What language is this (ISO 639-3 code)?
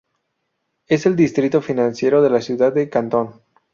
spa